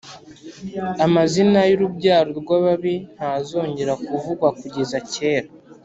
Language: Kinyarwanda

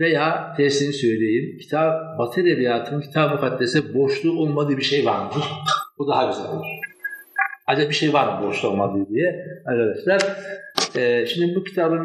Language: Turkish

